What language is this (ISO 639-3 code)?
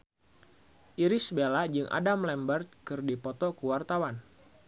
sun